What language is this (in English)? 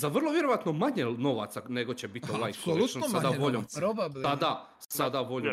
Croatian